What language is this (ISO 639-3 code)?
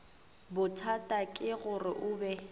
nso